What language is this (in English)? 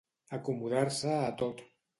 Catalan